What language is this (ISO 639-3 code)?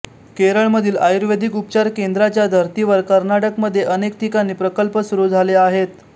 mar